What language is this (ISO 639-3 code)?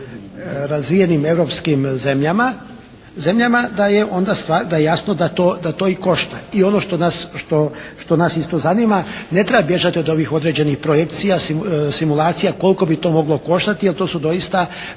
hrv